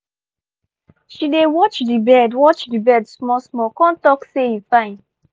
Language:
Nigerian Pidgin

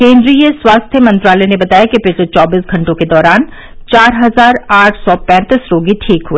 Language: Hindi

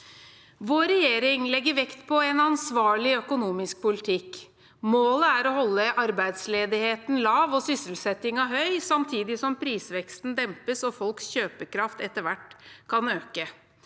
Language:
Norwegian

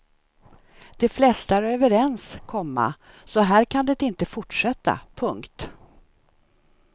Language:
Swedish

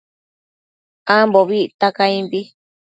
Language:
Matsés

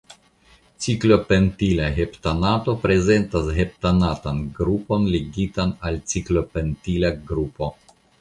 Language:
Esperanto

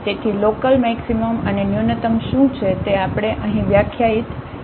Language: Gujarati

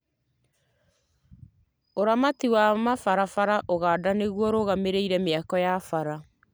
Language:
Kikuyu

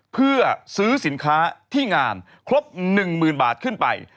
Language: Thai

